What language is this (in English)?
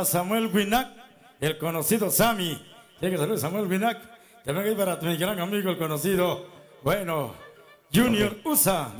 Spanish